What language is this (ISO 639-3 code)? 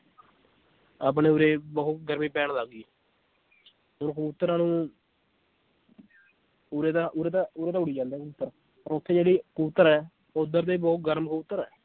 pan